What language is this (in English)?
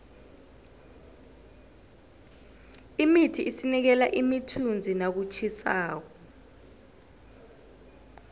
South Ndebele